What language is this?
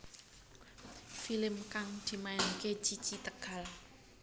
Javanese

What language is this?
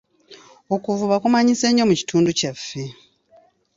Ganda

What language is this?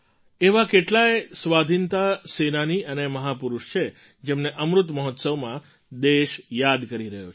Gujarati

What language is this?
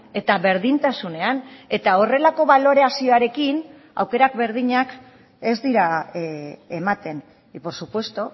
Basque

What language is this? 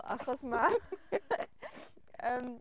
Welsh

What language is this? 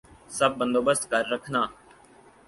Urdu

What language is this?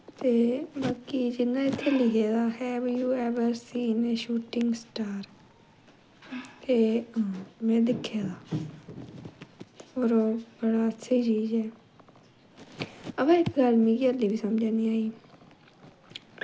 Dogri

